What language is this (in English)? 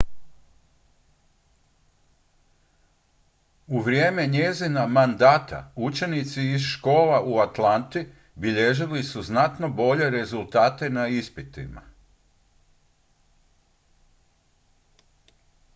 Croatian